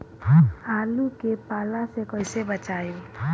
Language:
Bhojpuri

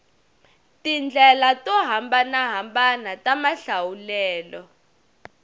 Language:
Tsonga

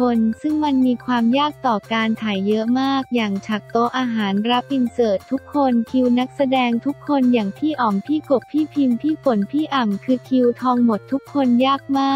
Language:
Thai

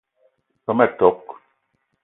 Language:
Eton (Cameroon)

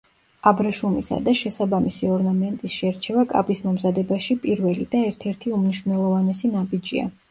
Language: Georgian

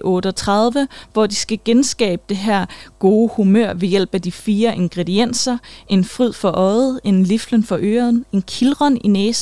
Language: Danish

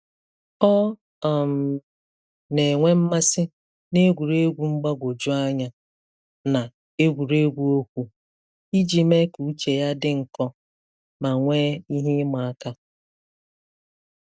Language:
Igbo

